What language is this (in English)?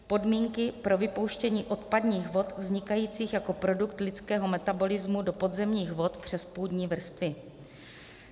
Czech